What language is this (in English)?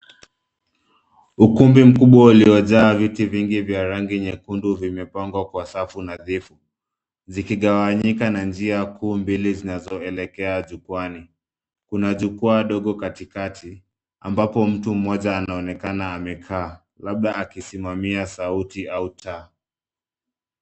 Swahili